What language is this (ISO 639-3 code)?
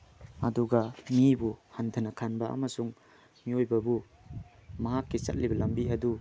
mni